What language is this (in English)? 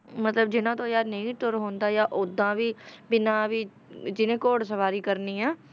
Punjabi